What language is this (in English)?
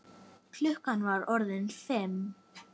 Icelandic